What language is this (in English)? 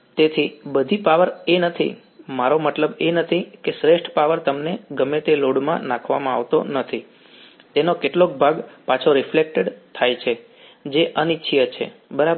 Gujarati